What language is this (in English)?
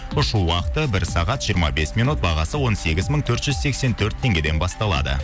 Kazakh